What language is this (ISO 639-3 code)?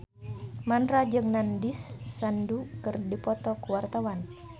sun